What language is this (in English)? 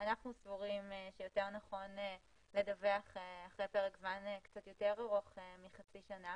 Hebrew